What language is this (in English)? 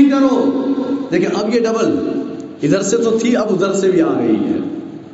Urdu